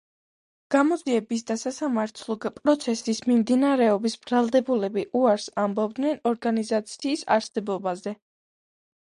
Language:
Georgian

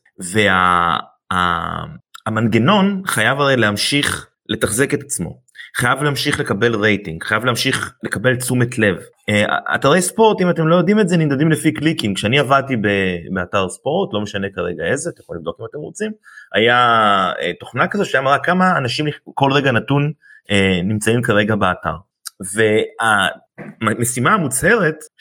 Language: Hebrew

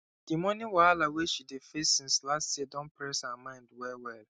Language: Nigerian Pidgin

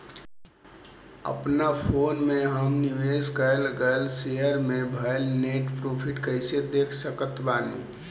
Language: Bhojpuri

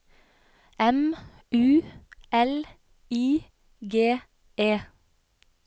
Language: Norwegian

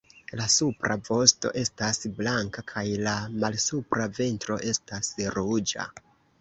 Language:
Esperanto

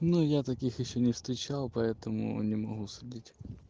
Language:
Russian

